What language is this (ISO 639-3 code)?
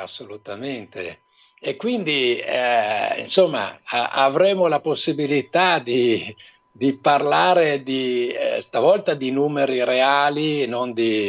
ita